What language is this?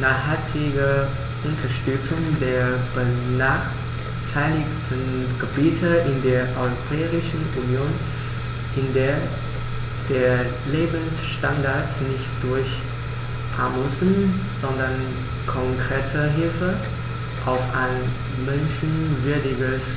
German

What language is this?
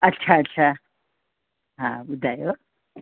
Sindhi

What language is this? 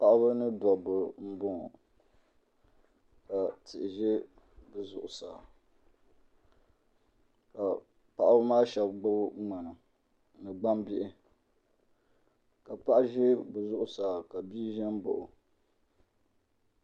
Dagbani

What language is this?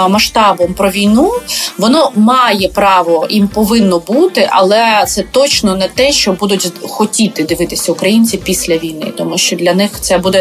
Ukrainian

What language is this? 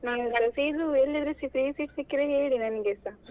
Kannada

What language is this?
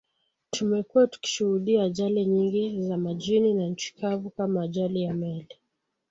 Swahili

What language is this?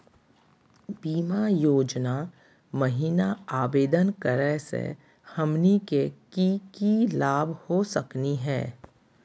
Magahi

